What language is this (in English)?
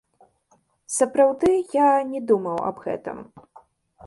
Belarusian